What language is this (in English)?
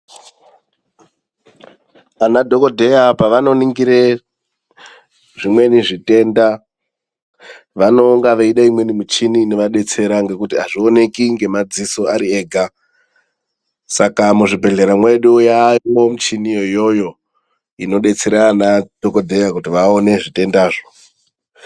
Ndau